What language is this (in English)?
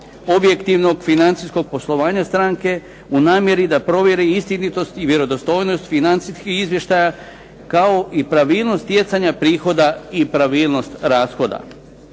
Croatian